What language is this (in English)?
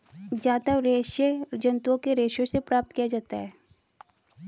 Hindi